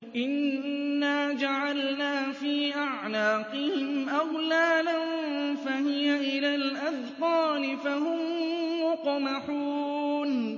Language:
Arabic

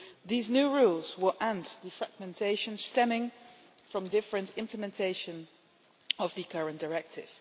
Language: English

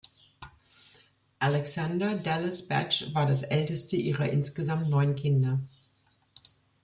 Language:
German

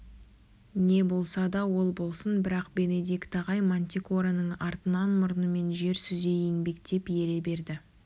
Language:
Kazakh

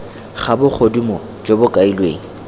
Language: Tswana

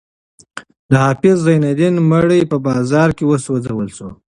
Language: Pashto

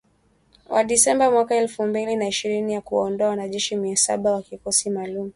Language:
Swahili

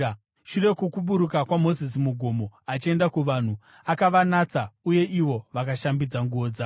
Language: Shona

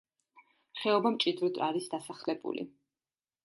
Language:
Georgian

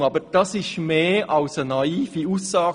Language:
Swiss German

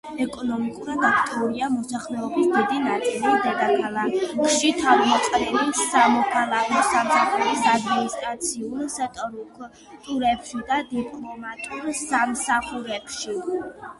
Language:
Georgian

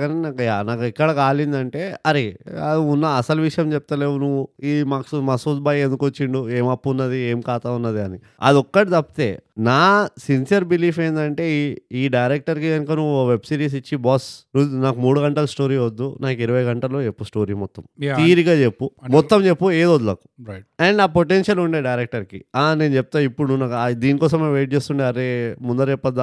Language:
Telugu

